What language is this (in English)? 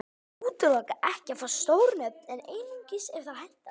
Icelandic